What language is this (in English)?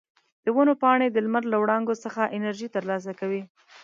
Pashto